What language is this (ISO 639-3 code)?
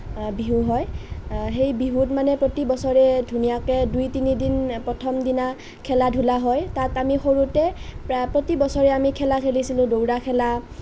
asm